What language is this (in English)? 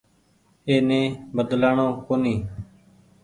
Goaria